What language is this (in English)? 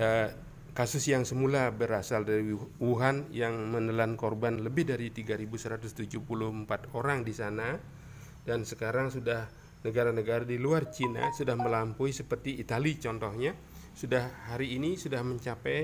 Indonesian